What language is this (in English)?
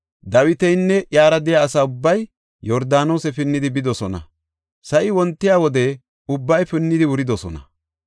Gofa